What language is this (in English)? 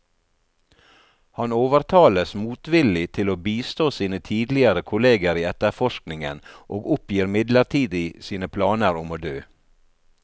Norwegian